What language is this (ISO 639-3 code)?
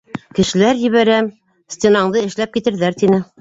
bak